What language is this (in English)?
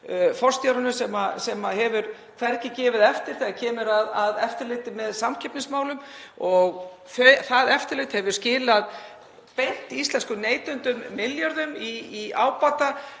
Icelandic